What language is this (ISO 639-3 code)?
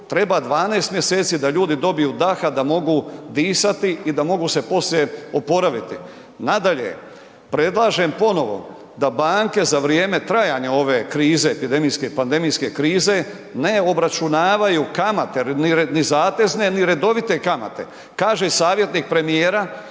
hrv